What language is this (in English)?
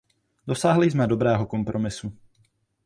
Czech